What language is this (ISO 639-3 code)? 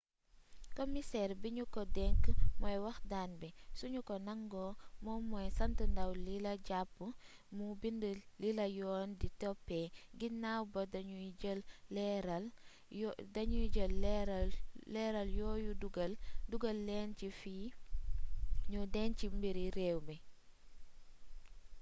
wol